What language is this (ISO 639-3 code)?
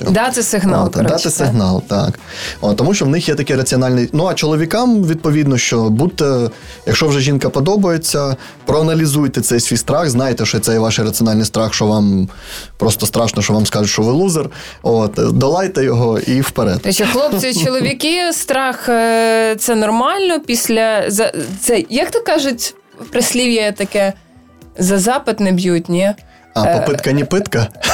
ukr